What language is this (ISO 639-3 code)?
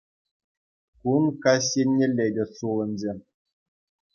chv